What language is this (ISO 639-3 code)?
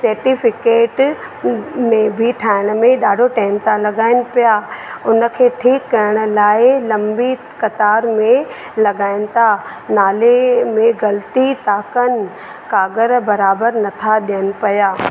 snd